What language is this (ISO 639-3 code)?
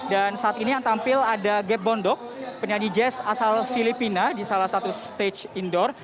ind